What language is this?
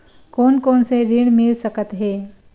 Chhattisgarhi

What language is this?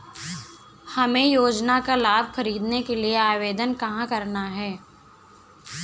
Hindi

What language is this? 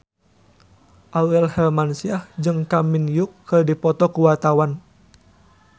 Sundanese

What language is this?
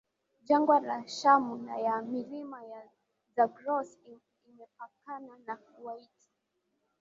Swahili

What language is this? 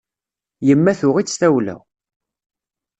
Kabyle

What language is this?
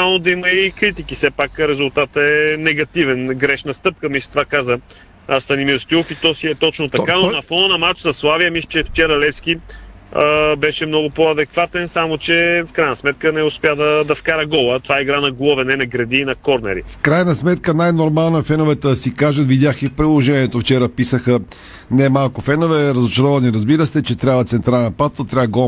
Bulgarian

